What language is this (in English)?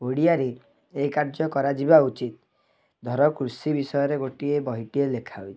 Odia